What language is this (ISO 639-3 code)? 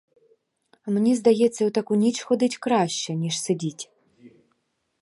ukr